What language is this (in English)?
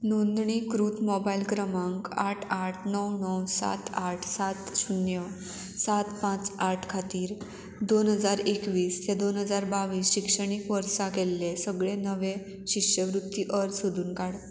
Konkani